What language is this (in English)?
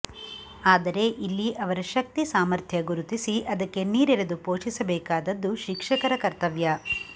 Kannada